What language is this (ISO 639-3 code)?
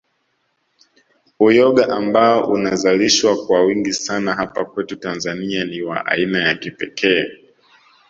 swa